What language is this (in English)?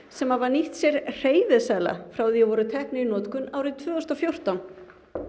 Icelandic